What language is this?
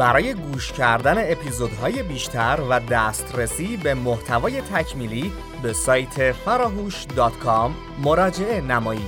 Persian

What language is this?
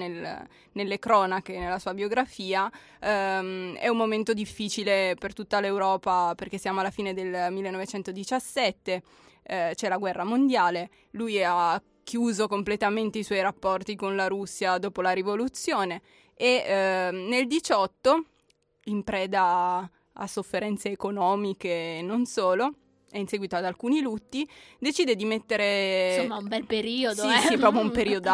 Italian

